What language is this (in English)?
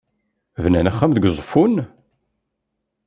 Kabyle